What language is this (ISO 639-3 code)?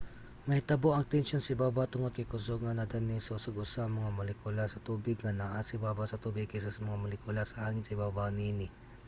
ceb